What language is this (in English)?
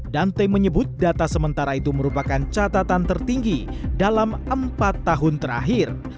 Indonesian